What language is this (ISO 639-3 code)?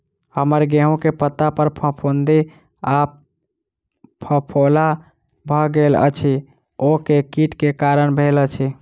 mai